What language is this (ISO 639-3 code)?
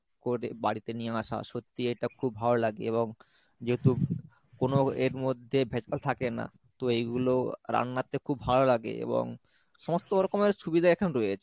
ben